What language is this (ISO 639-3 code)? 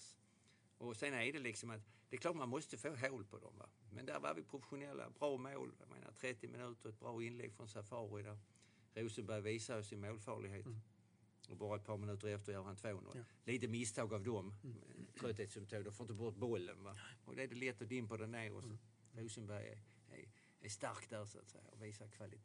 swe